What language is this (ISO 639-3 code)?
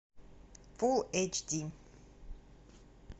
rus